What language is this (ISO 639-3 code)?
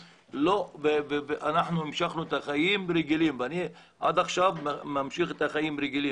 heb